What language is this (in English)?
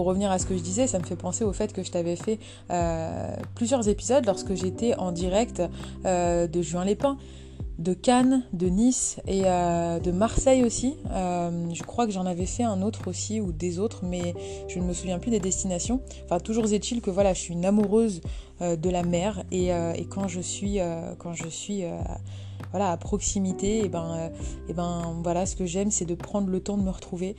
French